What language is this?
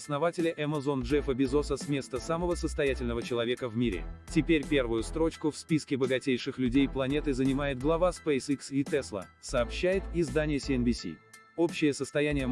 Russian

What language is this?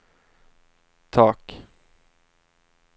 Swedish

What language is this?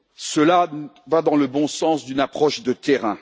French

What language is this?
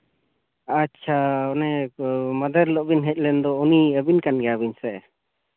Santali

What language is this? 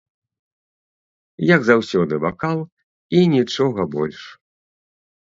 Belarusian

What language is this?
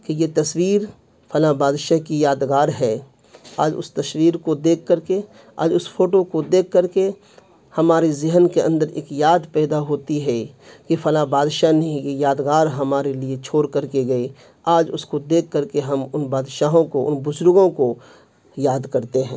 Urdu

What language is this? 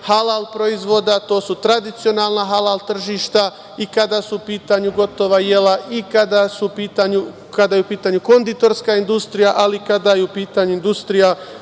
Serbian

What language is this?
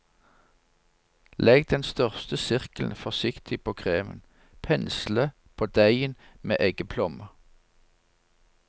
Norwegian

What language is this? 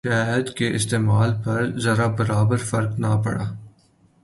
Urdu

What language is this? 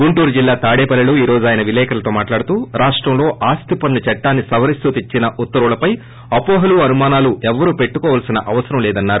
Telugu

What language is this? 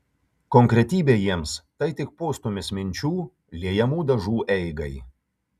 Lithuanian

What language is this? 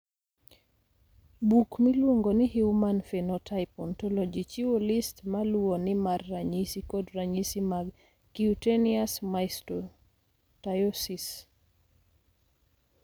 Luo (Kenya and Tanzania)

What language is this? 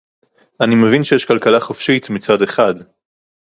Hebrew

